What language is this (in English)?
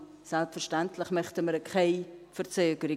Swiss German